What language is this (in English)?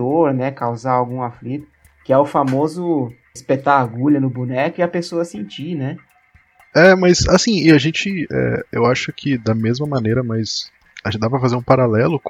Portuguese